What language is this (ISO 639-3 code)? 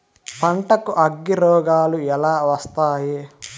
tel